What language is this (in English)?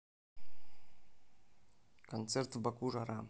Russian